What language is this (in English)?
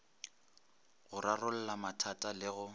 Northern Sotho